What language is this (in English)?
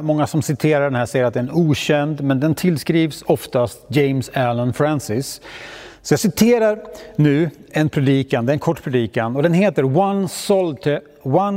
Swedish